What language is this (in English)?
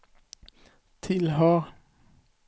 Swedish